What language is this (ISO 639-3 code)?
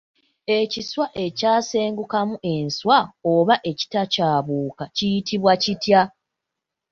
lug